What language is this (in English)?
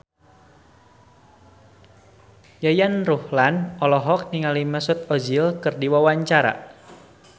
Sundanese